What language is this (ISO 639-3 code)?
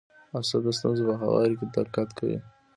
pus